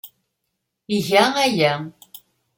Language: Kabyle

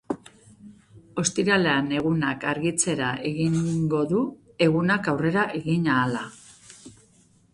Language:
Basque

